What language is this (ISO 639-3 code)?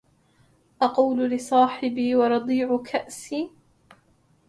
ara